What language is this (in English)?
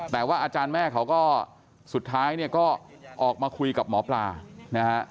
Thai